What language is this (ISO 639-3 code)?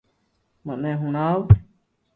lrk